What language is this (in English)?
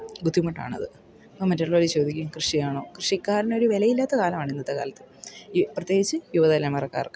Malayalam